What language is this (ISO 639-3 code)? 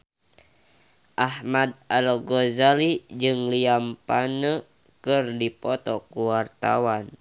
sun